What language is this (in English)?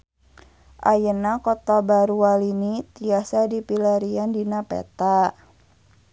Sundanese